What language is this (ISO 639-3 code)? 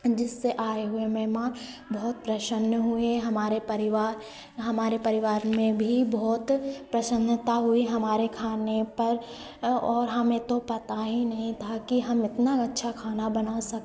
hin